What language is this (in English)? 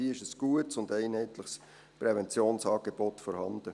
Swiss German